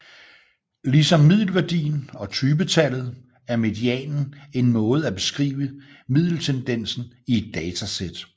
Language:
Danish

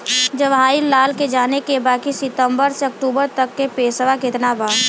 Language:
Bhojpuri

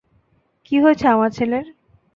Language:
Bangla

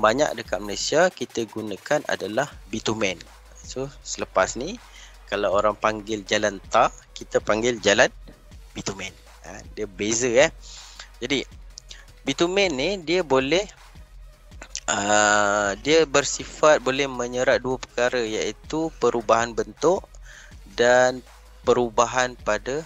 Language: Malay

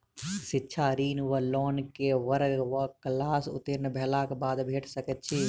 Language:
Maithili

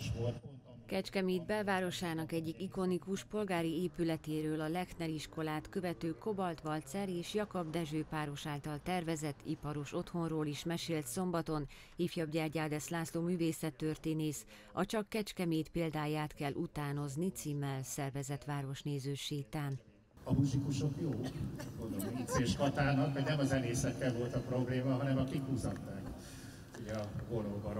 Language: Hungarian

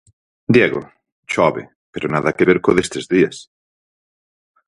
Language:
Galician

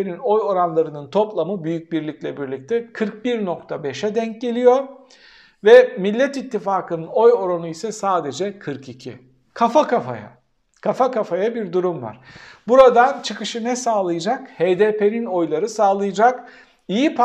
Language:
Turkish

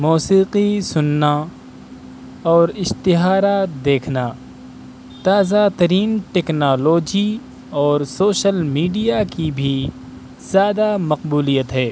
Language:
Urdu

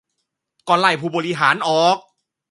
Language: Thai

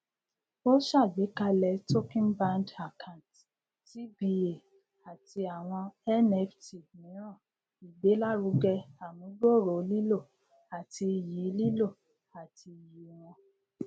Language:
Yoruba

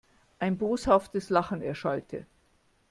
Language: German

